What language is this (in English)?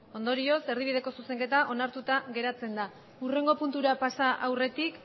Basque